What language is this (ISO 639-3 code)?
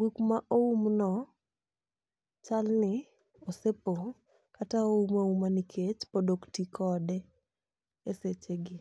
luo